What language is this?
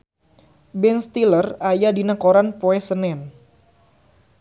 Sundanese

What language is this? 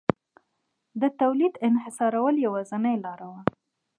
Pashto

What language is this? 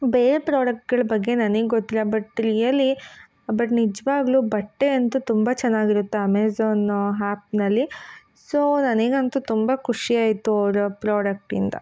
Kannada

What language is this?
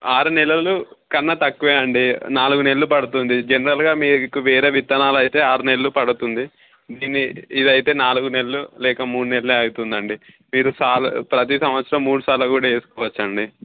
Telugu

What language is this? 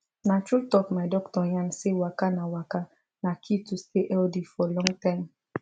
Nigerian Pidgin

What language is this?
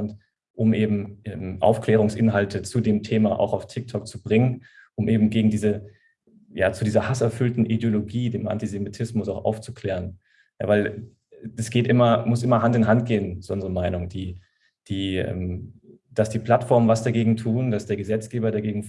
German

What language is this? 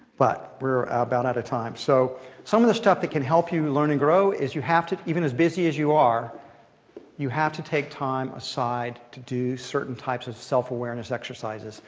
English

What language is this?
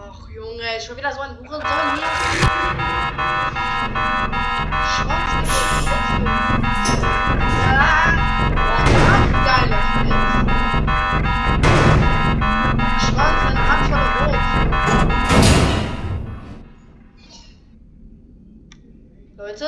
German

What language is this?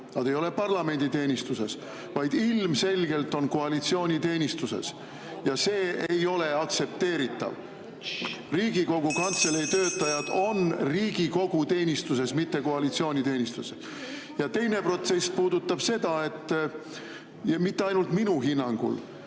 Estonian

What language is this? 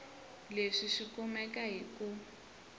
Tsonga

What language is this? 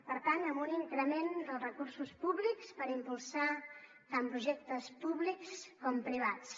Catalan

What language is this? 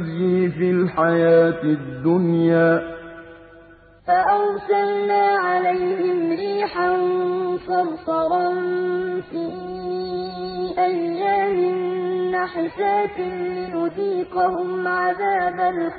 Arabic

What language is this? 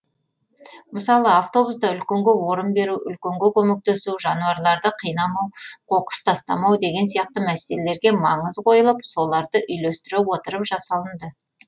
Kazakh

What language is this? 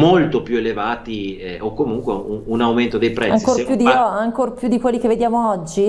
Italian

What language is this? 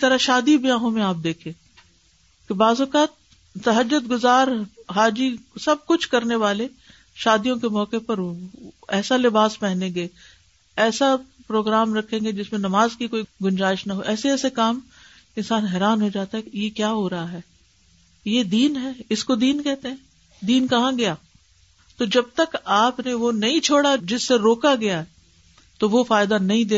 Urdu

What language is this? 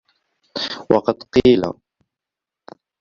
Arabic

